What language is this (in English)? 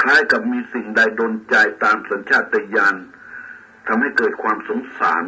Thai